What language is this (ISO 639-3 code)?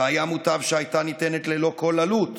heb